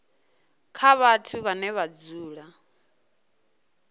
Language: Venda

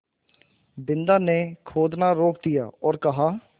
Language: Hindi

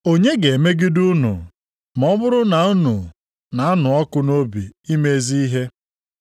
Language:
Igbo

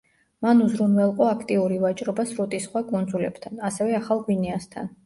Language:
Georgian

